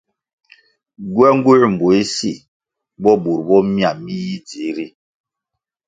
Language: Kwasio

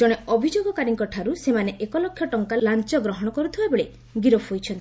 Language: Odia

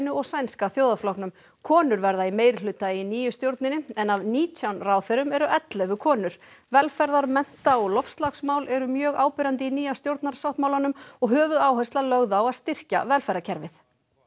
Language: Icelandic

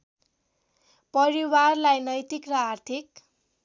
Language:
Nepali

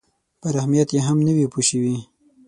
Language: Pashto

